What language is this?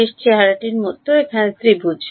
Bangla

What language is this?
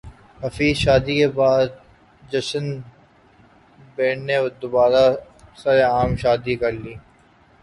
Urdu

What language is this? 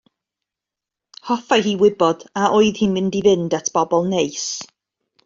Welsh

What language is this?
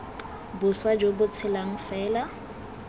Tswana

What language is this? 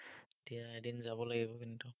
Assamese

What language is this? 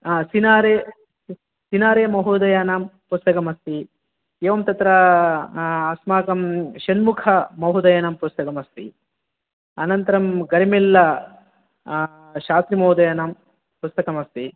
Sanskrit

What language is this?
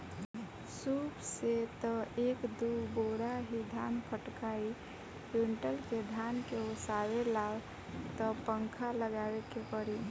Bhojpuri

